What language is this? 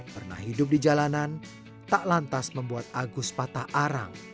Indonesian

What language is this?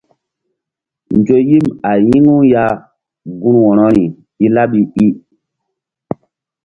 Mbum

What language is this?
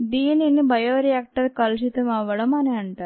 Telugu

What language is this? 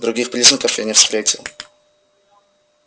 Russian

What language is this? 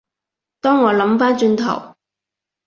Cantonese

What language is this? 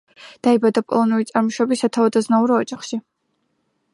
Georgian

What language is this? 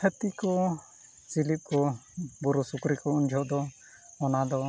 Santali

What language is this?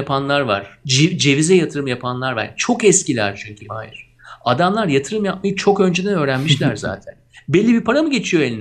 Turkish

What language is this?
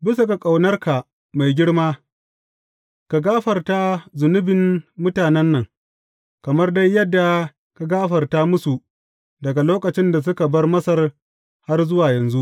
Hausa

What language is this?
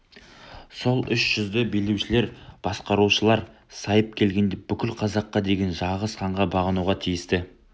Kazakh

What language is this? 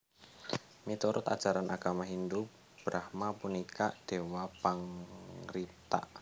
Javanese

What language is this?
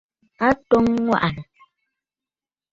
Bafut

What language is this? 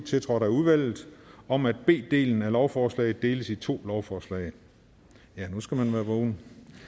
Danish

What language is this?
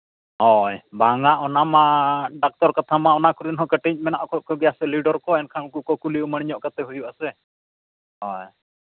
Santali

